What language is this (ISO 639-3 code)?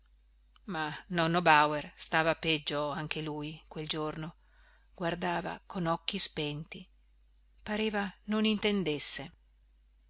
ita